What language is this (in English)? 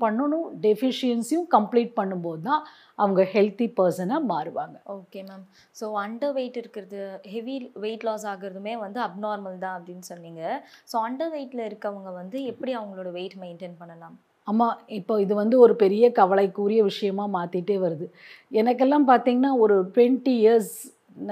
Tamil